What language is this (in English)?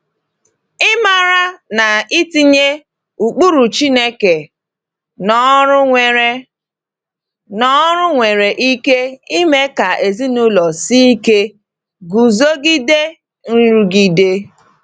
Igbo